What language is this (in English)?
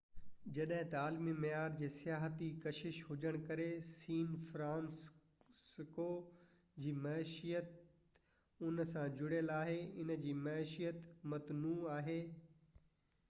Sindhi